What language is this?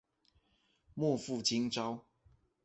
Chinese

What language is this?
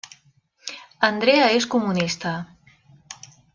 Catalan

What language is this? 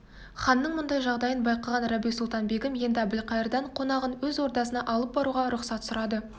Kazakh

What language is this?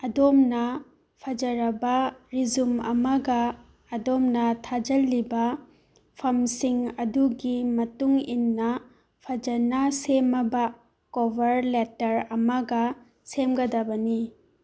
Manipuri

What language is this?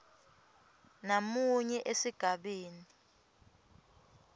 Swati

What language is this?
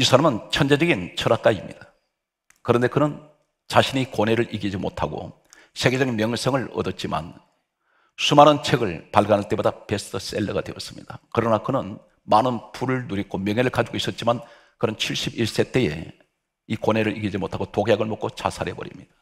Korean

